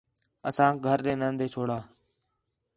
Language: Khetrani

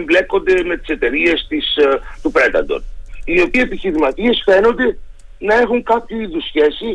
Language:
Greek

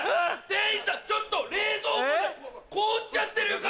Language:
Japanese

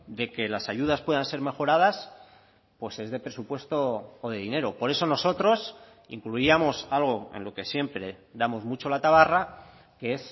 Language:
Spanish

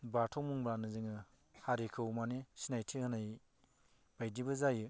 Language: Bodo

